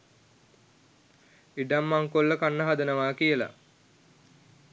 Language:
Sinhala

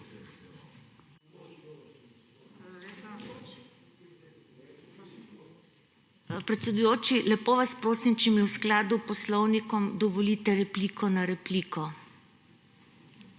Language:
Slovenian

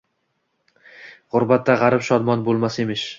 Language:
Uzbek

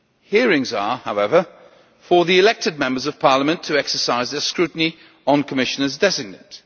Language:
English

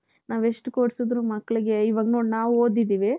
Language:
Kannada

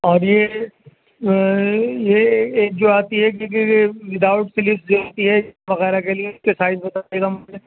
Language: Urdu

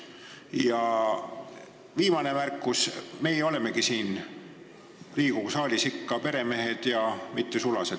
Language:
Estonian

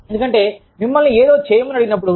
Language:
Telugu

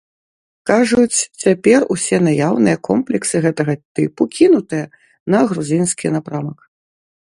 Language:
Belarusian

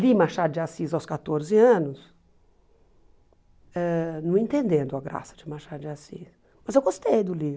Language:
Portuguese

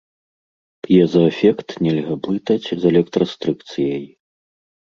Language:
Belarusian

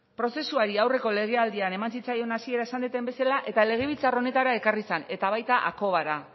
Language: Basque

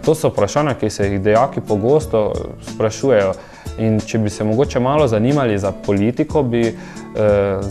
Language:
Romanian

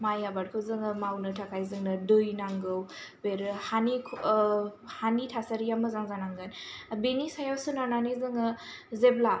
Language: Bodo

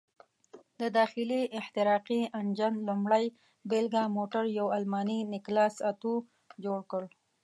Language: Pashto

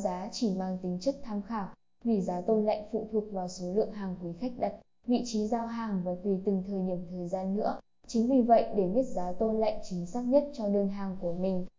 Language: Vietnamese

